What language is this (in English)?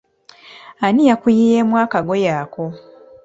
Ganda